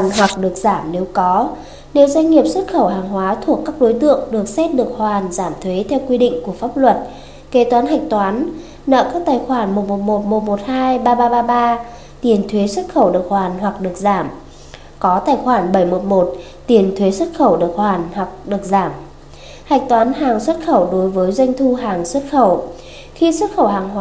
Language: Vietnamese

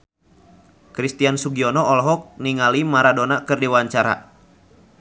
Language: Sundanese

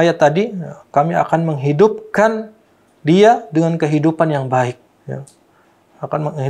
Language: Indonesian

